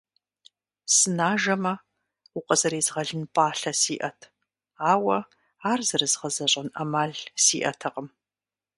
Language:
Kabardian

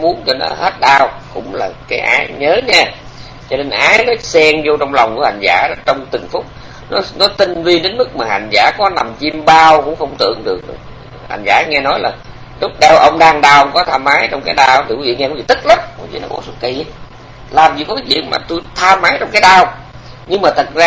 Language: Vietnamese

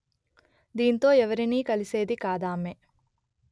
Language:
Telugu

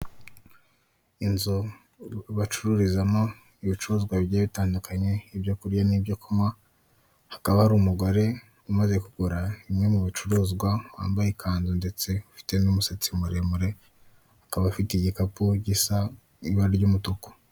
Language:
Kinyarwanda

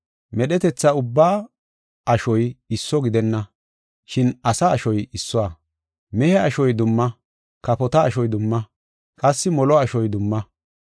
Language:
Gofa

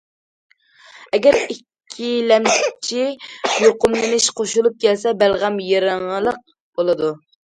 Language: Uyghur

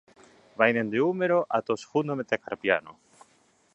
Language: Galician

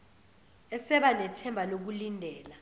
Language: Zulu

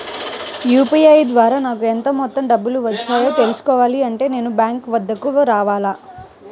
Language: Telugu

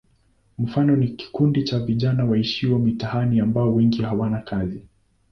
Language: Swahili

